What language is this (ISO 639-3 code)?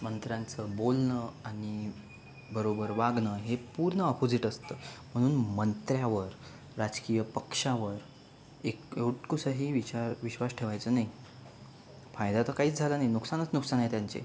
mar